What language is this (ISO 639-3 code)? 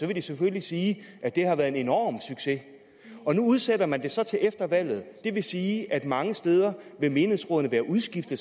dan